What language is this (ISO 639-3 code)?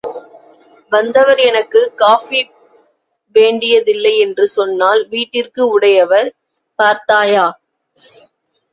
tam